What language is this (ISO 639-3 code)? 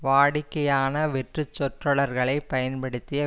tam